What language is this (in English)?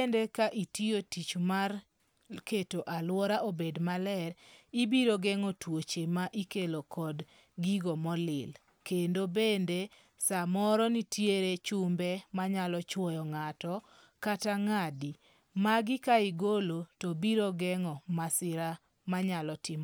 Luo (Kenya and Tanzania)